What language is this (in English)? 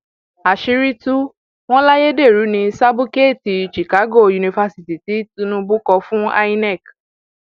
Yoruba